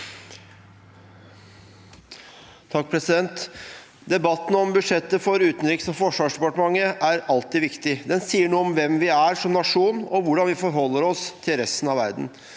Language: Norwegian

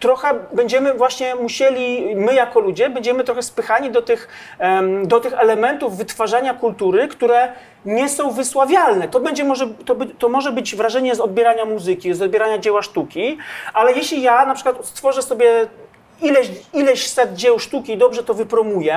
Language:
Polish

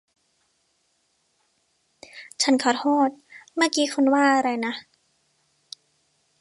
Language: Thai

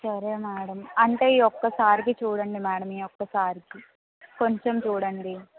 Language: Telugu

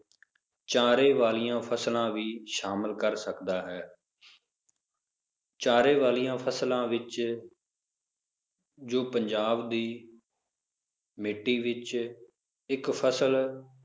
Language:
Punjabi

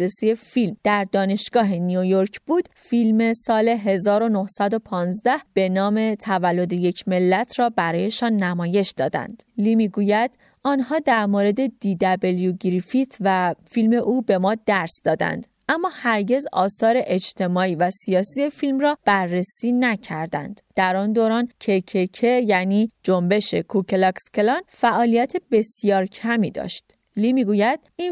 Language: Persian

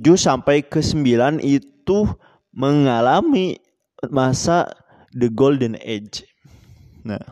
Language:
Indonesian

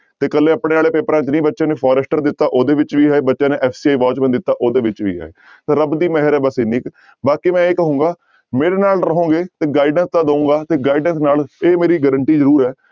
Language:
Punjabi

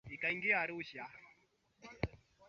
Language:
Swahili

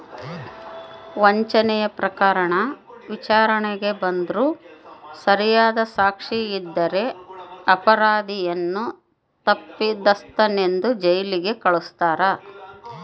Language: Kannada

